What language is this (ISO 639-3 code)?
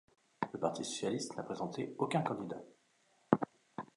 fra